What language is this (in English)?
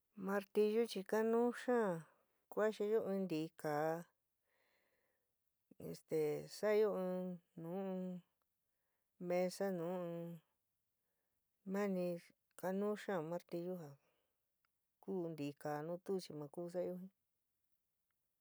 San Miguel El Grande Mixtec